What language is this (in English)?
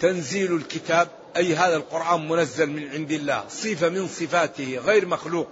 Arabic